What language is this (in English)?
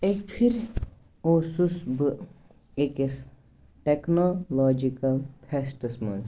Kashmiri